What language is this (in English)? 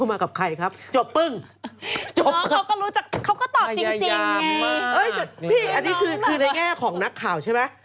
Thai